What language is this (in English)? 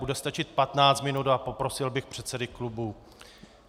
Czech